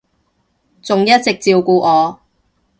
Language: Cantonese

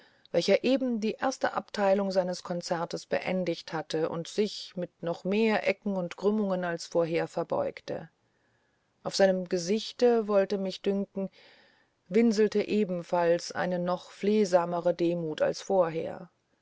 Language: German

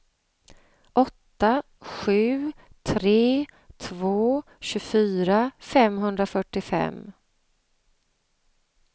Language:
Swedish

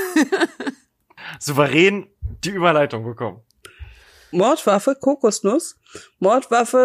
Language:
German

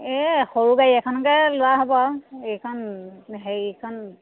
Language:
Assamese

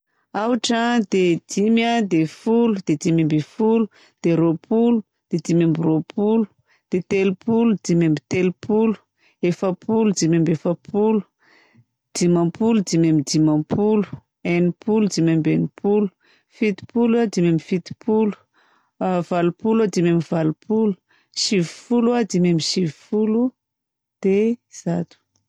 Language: Southern Betsimisaraka Malagasy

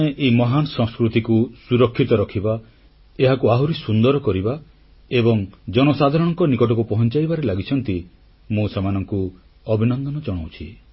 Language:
Odia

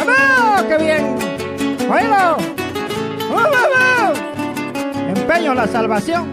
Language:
Spanish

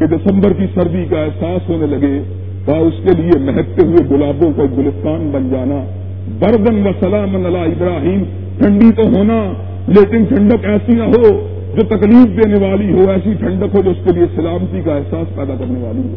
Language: Urdu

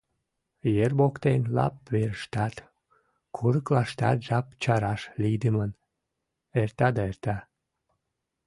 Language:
Mari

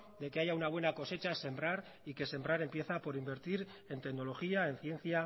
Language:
Spanish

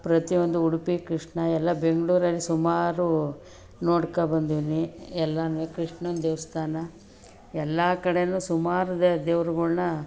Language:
Kannada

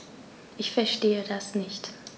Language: German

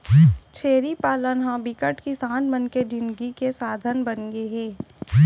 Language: Chhattisgarhi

